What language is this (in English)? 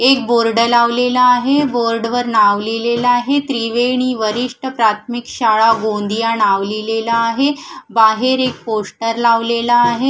Marathi